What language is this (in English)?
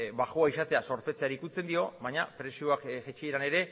Basque